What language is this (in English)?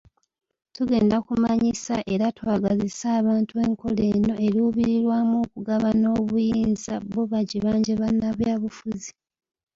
Ganda